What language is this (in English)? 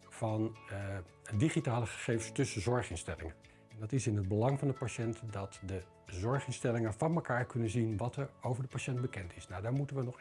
Dutch